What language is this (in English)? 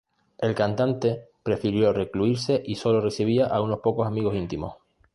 Spanish